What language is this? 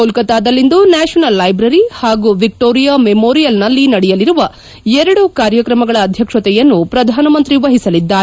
Kannada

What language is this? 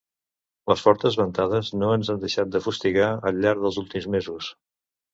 Catalan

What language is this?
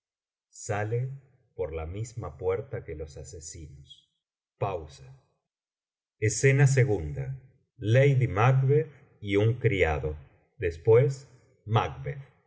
Spanish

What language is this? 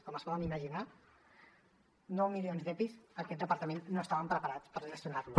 Catalan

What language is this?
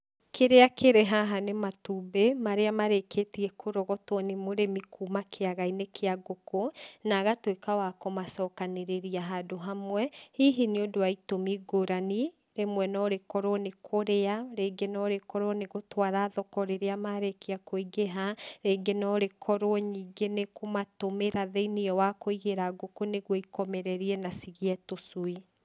Kikuyu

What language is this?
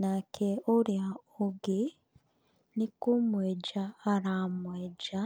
Kikuyu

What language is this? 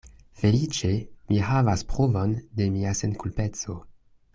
Esperanto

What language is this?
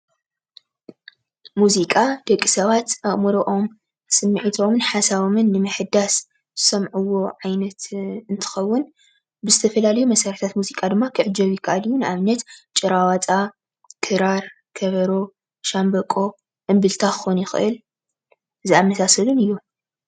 Tigrinya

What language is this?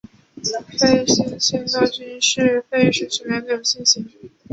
Chinese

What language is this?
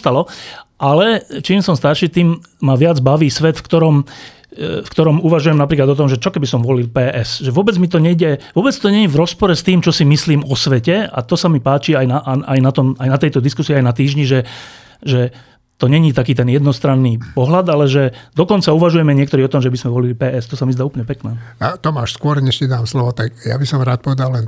Slovak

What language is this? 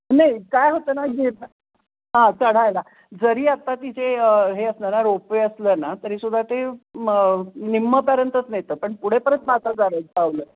Marathi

